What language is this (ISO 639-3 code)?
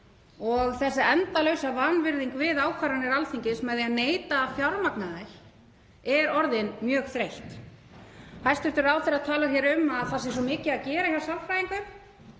isl